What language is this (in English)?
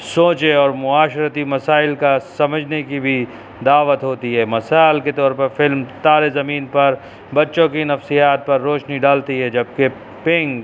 Urdu